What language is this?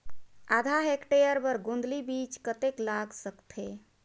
Chhattisgarhi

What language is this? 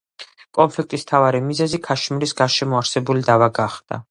Georgian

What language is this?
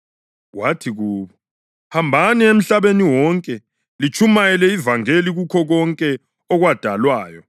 North Ndebele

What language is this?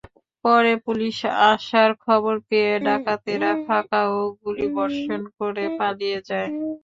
Bangla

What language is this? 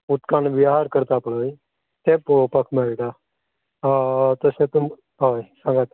Konkani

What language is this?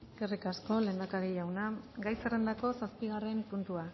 Basque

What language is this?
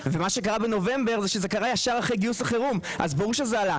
Hebrew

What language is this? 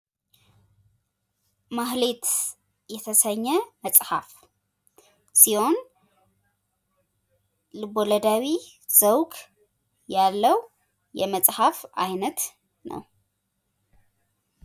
Amharic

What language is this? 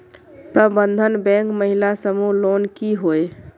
Magahi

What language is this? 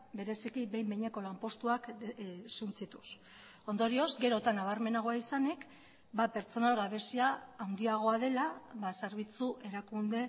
Basque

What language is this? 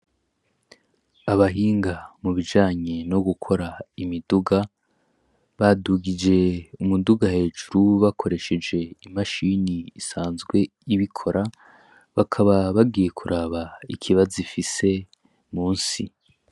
Rundi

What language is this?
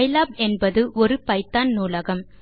Tamil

